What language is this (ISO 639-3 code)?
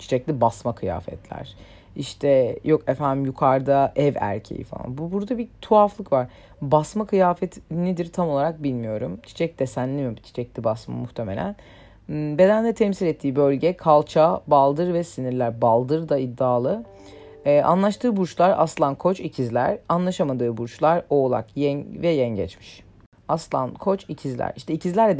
tur